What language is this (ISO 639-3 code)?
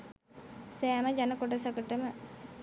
sin